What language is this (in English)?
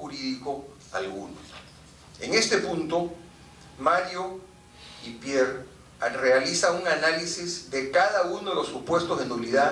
Spanish